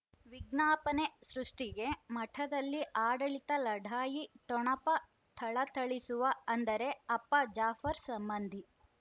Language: Kannada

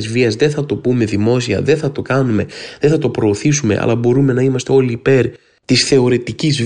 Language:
Greek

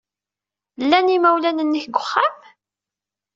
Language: Kabyle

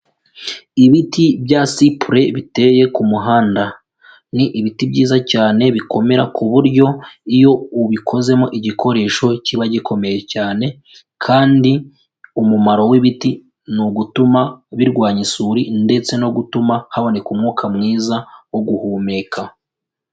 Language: Kinyarwanda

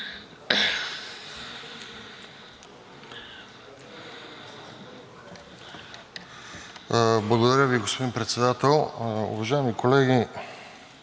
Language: Bulgarian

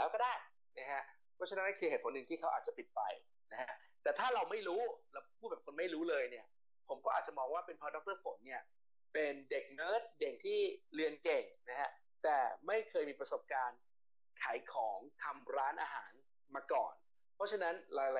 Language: Thai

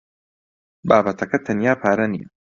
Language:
Central Kurdish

